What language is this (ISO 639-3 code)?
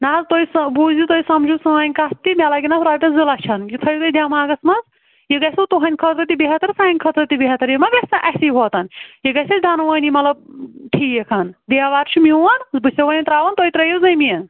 kas